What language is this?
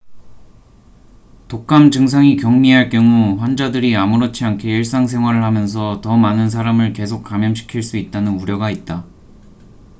Korean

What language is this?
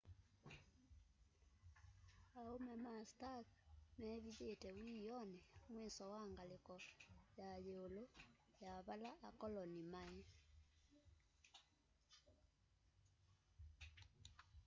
Kamba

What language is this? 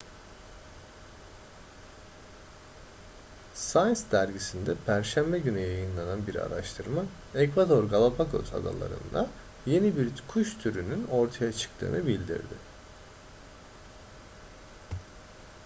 Turkish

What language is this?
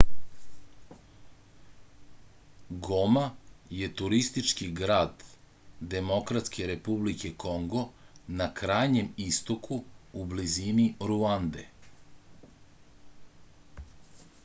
Serbian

